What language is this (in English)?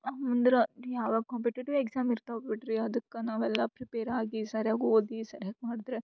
Kannada